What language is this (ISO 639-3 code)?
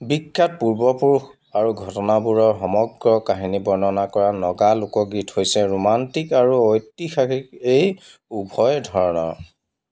asm